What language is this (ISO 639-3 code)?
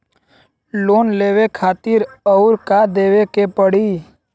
bho